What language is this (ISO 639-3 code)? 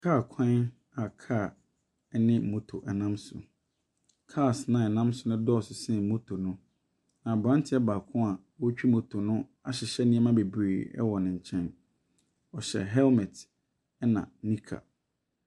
aka